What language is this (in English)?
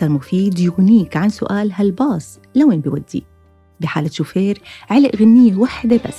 Arabic